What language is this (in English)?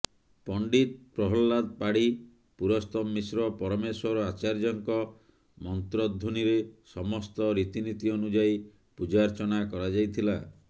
Odia